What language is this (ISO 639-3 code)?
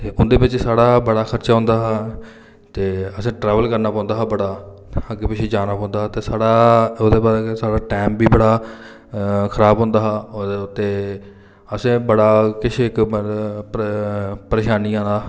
doi